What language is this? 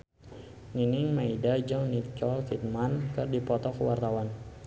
Sundanese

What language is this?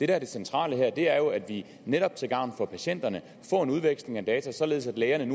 Danish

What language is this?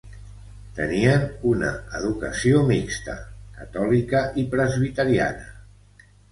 Catalan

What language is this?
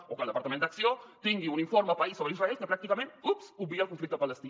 Catalan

